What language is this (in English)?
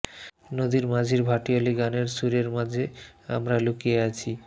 Bangla